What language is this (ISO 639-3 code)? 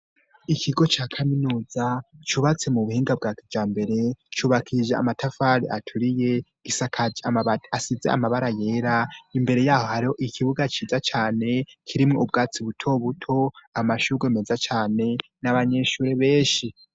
run